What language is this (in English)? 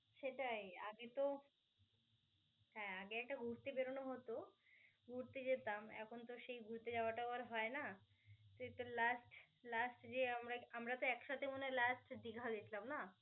Bangla